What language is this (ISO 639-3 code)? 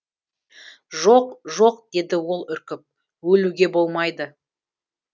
kaz